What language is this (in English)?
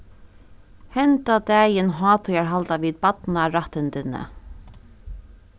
Faroese